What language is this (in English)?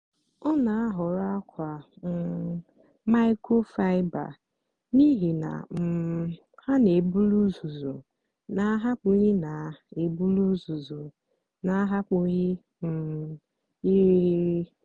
Igbo